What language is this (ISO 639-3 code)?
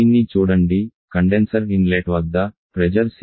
tel